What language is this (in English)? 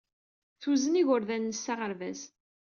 Kabyle